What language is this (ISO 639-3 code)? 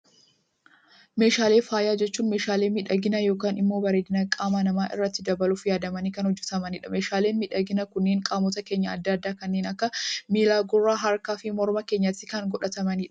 orm